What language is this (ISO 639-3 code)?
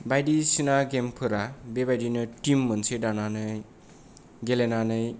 brx